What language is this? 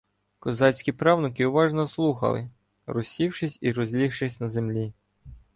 Ukrainian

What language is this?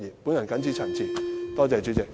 Cantonese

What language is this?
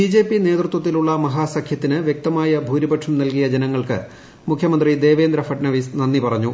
Malayalam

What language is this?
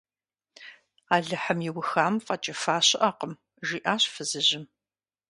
Kabardian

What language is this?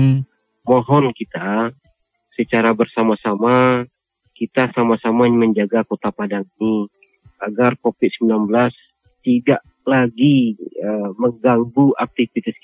Indonesian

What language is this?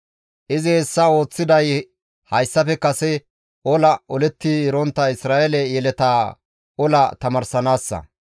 Gamo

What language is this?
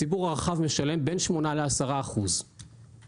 Hebrew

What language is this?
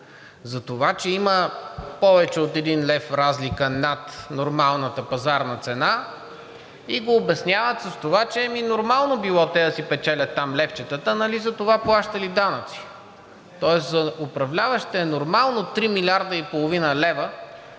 Bulgarian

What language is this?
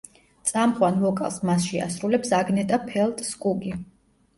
Georgian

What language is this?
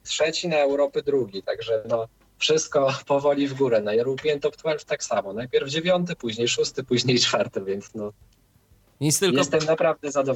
Polish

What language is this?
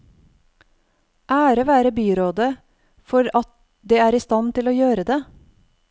Norwegian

